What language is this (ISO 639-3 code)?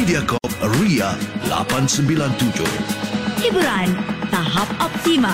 msa